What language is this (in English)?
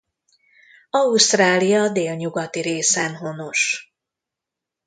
Hungarian